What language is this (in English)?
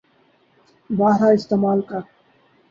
Urdu